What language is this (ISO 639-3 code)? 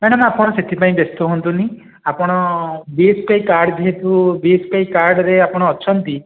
ori